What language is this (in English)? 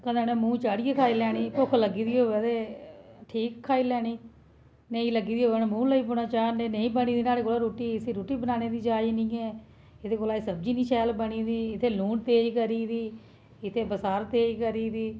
Dogri